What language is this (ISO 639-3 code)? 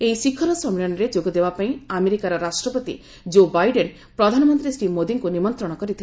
ori